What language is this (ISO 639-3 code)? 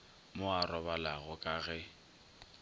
nso